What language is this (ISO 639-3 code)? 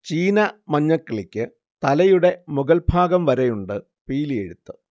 mal